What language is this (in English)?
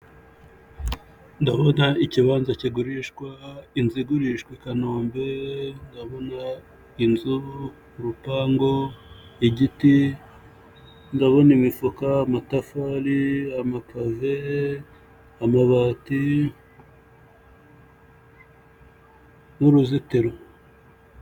Kinyarwanda